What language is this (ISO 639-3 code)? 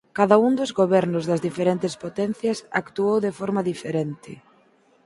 glg